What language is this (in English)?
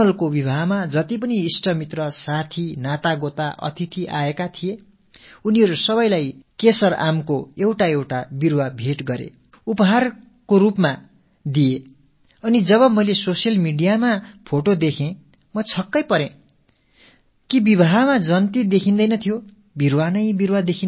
Tamil